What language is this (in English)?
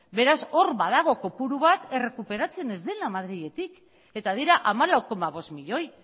Basque